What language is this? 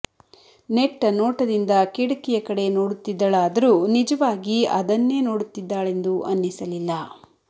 Kannada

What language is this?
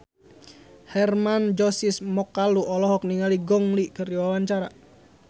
Sundanese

